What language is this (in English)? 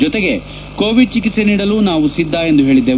Kannada